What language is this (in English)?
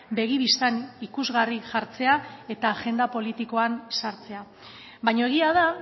Basque